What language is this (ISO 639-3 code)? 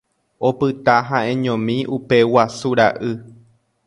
grn